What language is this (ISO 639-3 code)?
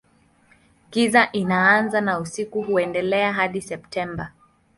swa